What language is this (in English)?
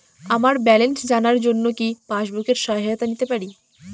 Bangla